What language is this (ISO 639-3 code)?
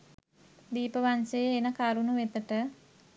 sin